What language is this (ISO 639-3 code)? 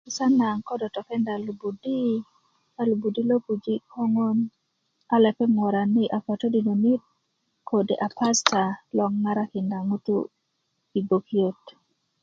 ukv